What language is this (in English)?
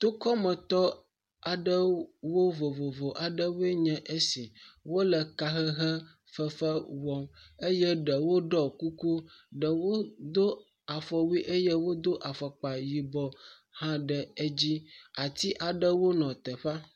Ewe